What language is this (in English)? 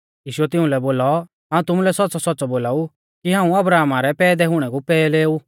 Mahasu Pahari